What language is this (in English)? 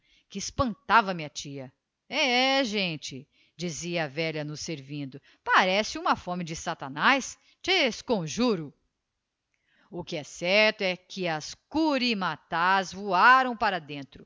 Portuguese